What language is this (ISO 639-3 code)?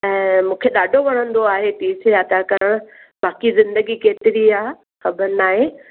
snd